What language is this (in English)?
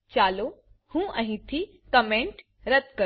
Gujarati